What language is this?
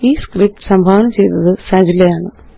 Malayalam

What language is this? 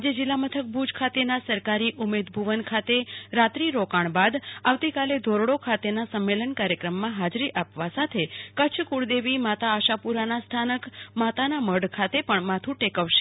Gujarati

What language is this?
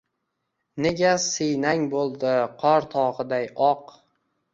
Uzbek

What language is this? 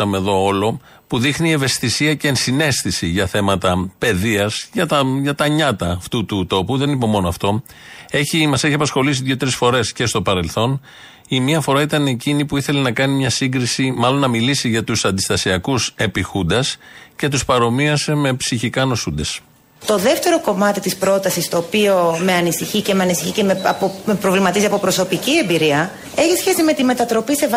Greek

